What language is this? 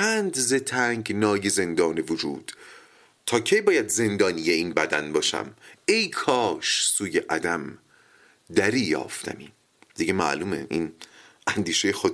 Persian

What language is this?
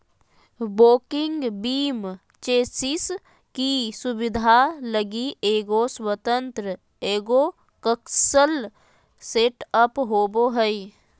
Magahi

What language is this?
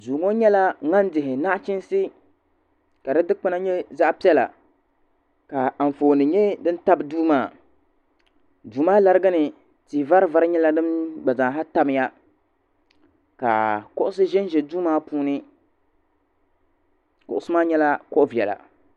Dagbani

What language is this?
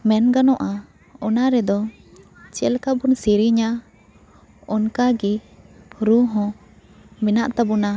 Santali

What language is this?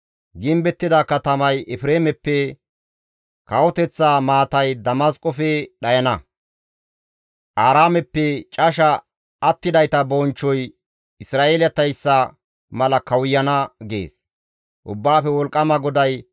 Gamo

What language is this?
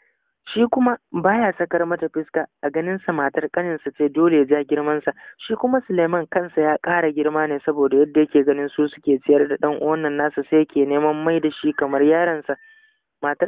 Arabic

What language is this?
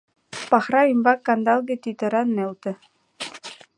Mari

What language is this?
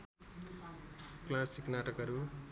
Nepali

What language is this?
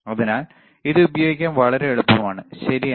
Malayalam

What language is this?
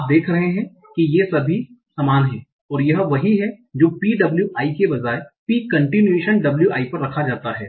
Hindi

